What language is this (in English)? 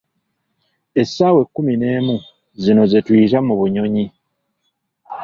Ganda